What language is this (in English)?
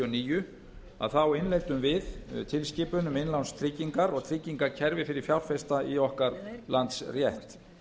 Icelandic